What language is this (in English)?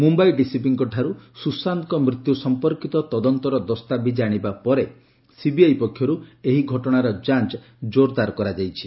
Odia